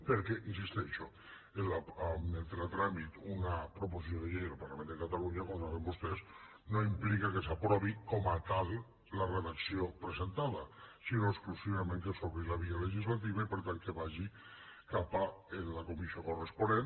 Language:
Catalan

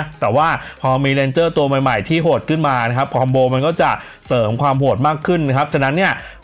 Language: Thai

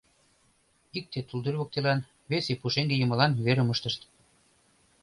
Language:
Mari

